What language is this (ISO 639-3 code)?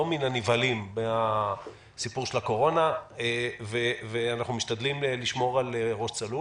heb